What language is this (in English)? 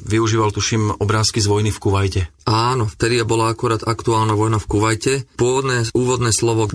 Slovak